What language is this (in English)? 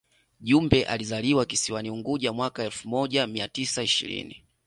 Swahili